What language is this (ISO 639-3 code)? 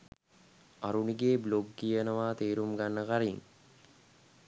sin